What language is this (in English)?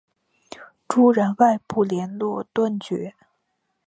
Chinese